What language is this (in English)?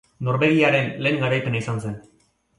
Basque